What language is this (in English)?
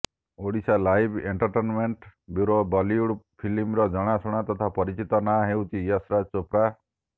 Odia